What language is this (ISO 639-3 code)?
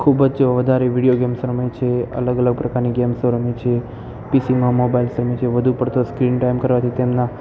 guj